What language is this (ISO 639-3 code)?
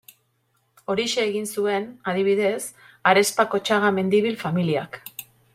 eus